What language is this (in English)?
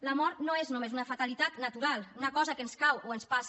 Catalan